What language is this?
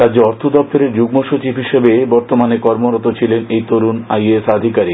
Bangla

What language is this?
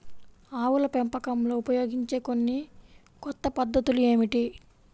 Telugu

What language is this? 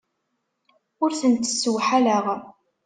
Kabyle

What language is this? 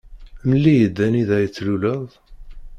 Kabyle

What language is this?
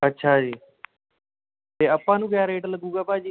Punjabi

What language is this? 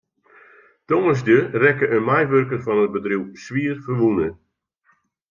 Western Frisian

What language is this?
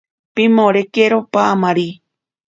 Ashéninka Perené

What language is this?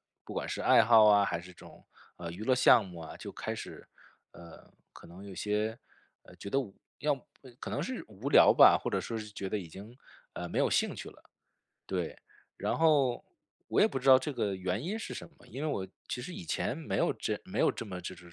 Chinese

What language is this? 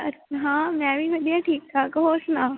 Punjabi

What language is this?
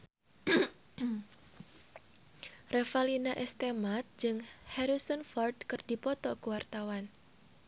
Sundanese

